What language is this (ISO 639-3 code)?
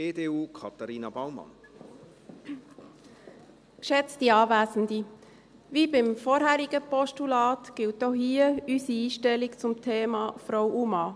gsw